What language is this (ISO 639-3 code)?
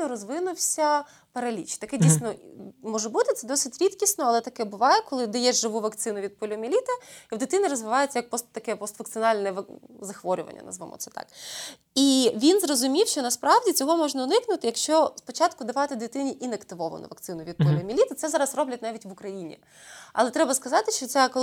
ukr